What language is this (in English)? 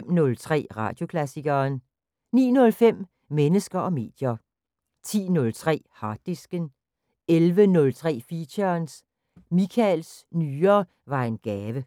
Danish